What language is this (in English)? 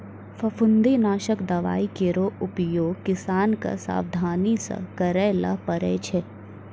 Maithili